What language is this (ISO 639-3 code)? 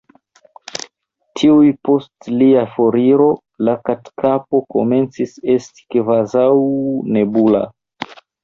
epo